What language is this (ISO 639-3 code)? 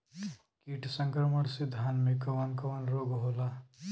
bho